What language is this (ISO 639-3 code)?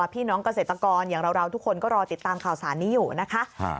tha